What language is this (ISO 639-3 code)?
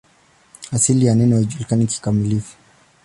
swa